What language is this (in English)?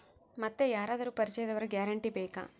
Kannada